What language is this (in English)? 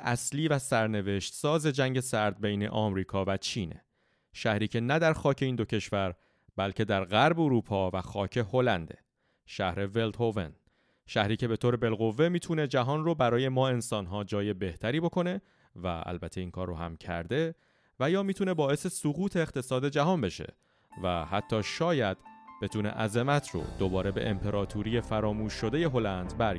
Persian